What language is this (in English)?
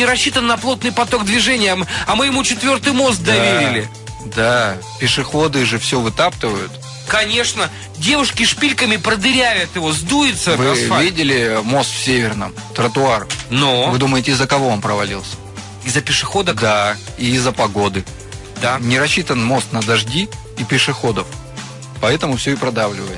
Russian